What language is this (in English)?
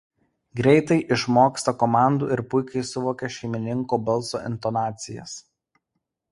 Lithuanian